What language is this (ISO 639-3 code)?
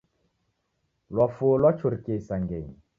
dav